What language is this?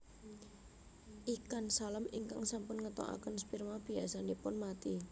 Javanese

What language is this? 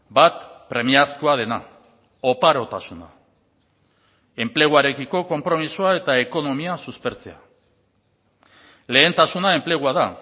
Basque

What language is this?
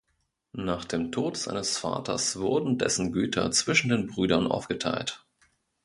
German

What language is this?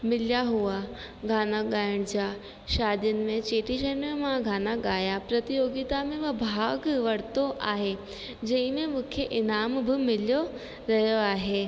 Sindhi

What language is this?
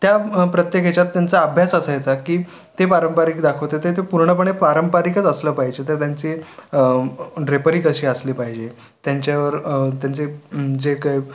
Marathi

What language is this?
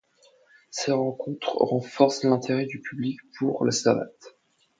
French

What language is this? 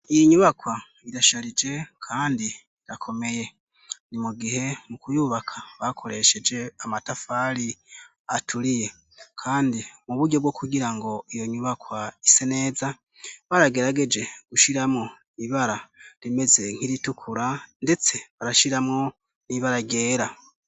Rundi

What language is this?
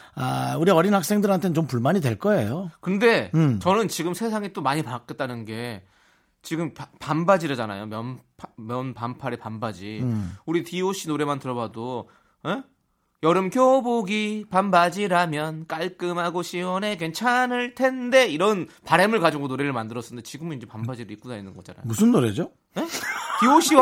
Korean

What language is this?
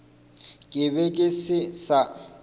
Northern Sotho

